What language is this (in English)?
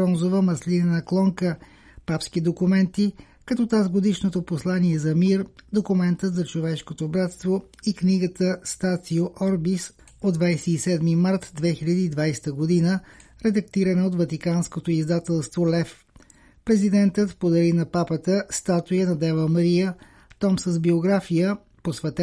Bulgarian